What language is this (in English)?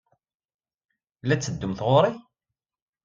Kabyle